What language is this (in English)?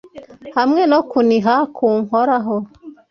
Kinyarwanda